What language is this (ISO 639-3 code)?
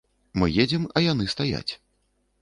bel